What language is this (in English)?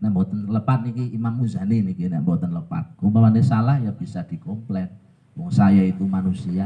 Indonesian